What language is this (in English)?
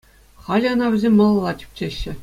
Chuvash